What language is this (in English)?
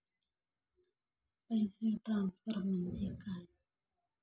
Marathi